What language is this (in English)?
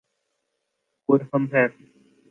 Urdu